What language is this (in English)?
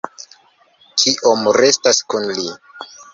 Esperanto